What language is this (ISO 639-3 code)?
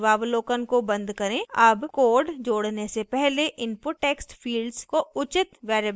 hin